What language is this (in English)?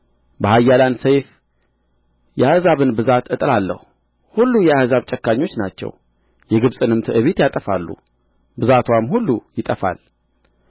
Amharic